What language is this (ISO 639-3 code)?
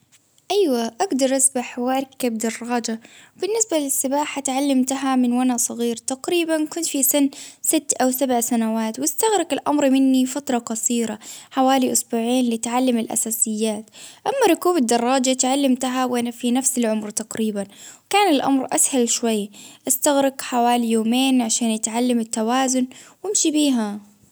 abv